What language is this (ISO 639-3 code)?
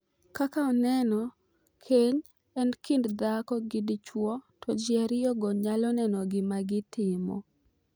luo